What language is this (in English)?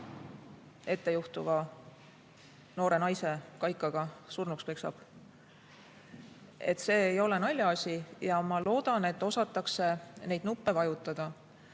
Estonian